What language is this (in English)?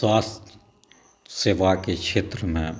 Maithili